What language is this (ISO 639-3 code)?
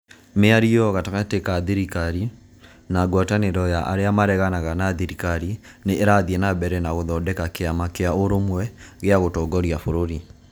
kik